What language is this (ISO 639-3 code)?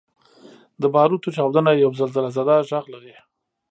pus